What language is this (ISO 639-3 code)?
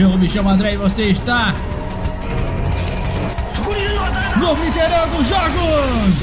por